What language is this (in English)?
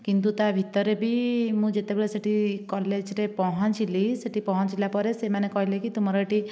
Odia